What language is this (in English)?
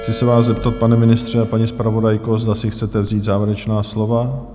Czech